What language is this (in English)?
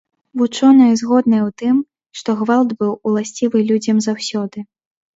Belarusian